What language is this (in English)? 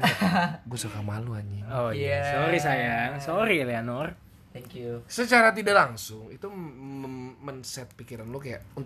Indonesian